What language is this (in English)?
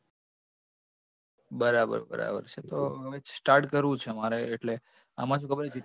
Gujarati